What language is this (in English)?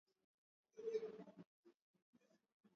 Swahili